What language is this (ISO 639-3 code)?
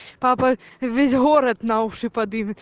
rus